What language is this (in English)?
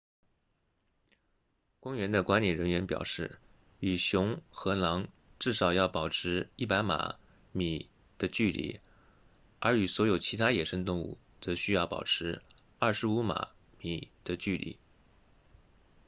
Chinese